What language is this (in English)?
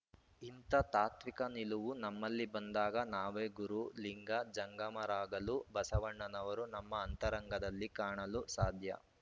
Kannada